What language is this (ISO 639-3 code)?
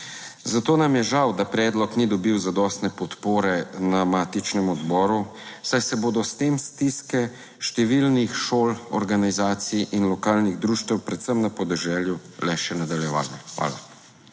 slv